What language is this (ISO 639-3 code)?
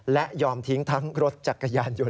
tha